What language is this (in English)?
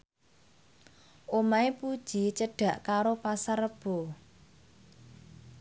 Javanese